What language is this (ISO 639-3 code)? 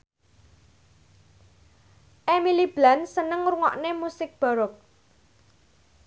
jav